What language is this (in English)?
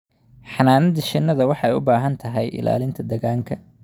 Somali